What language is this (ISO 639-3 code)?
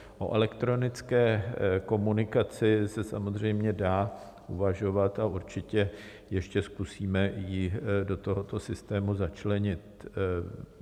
ces